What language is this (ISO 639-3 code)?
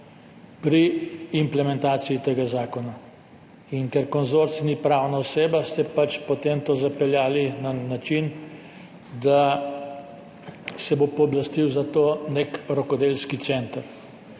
slv